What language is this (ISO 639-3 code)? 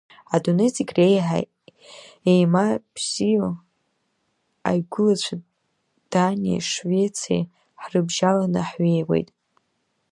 abk